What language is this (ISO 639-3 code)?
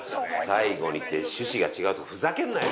jpn